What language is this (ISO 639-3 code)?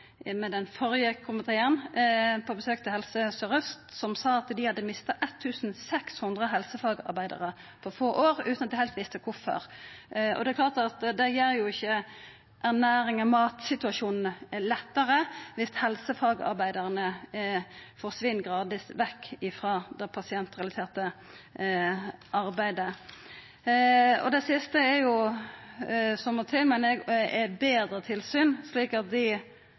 nno